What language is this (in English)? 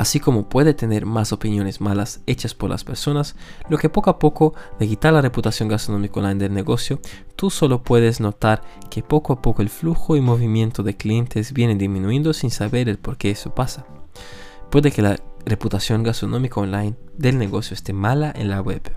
Spanish